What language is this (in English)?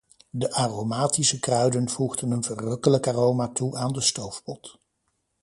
Dutch